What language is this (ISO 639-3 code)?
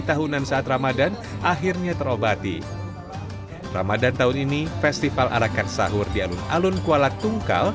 ind